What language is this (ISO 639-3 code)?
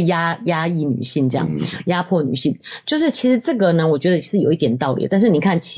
zho